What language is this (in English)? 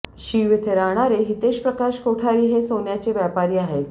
Marathi